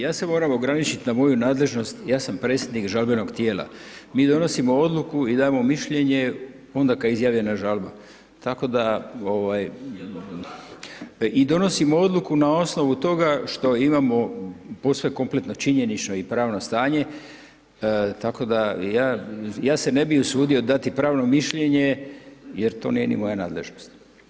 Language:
Croatian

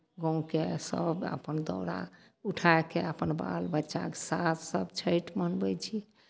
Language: Maithili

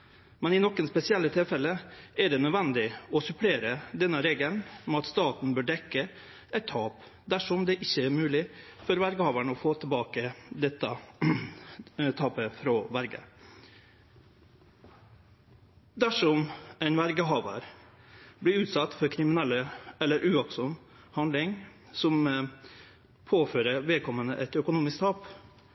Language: Norwegian Nynorsk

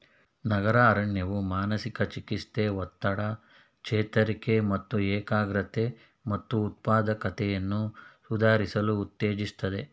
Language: Kannada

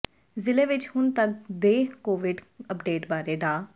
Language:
Punjabi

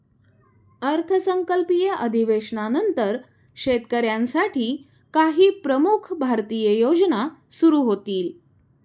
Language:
Marathi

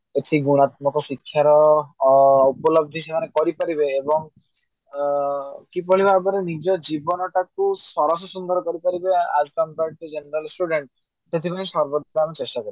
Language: Odia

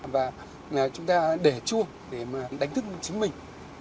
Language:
Vietnamese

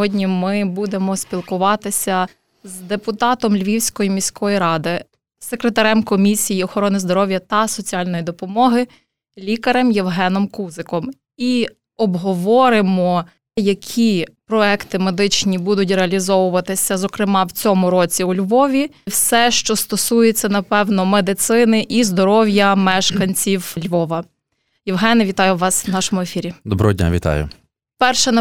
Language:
Ukrainian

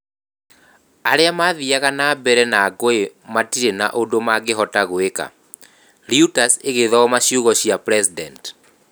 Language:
Kikuyu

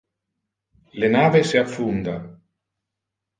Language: Interlingua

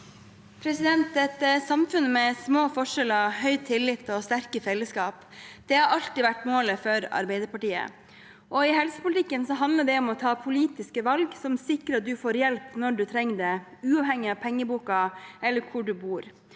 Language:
Norwegian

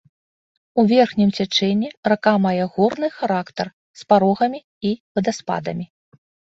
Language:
Belarusian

